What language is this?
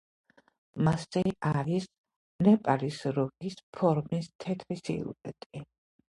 Georgian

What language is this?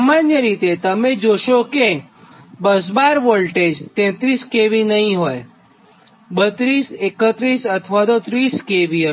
Gujarati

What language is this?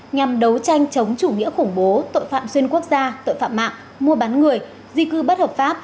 Vietnamese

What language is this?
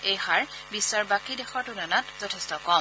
Assamese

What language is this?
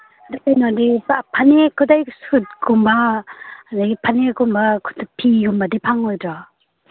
Manipuri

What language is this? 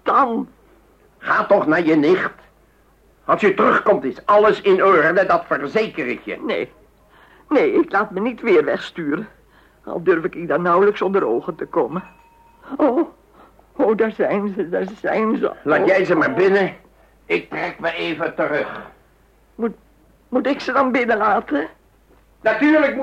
Dutch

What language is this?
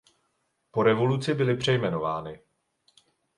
Czech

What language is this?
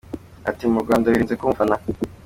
Kinyarwanda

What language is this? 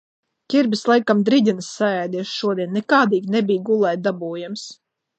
Latvian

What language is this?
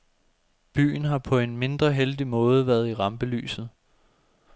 Danish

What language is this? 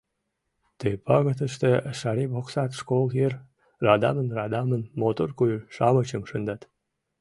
Mari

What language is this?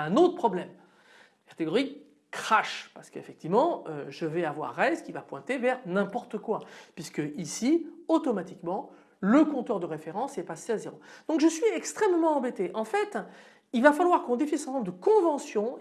French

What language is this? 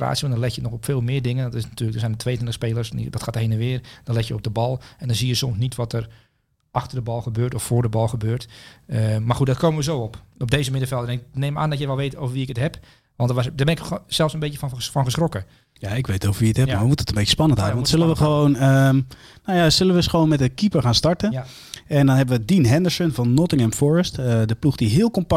Dutch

